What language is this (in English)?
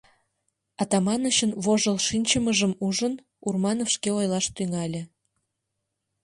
Mari